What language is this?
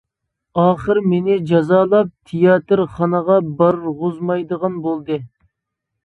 Uyghur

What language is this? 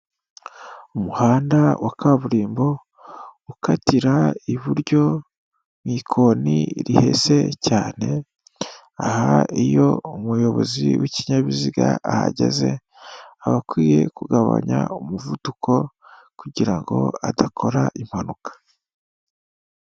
Kinyarwanda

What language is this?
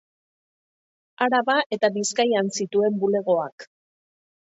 Basque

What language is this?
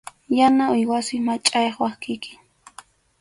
Arequipa-La Unión Quechua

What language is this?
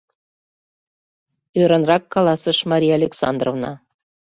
Mari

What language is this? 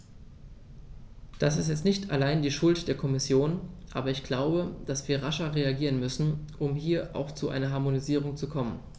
German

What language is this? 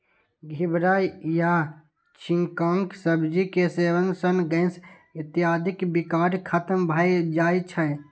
Maithili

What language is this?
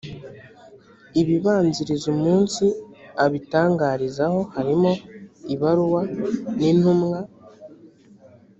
Kinyarwanda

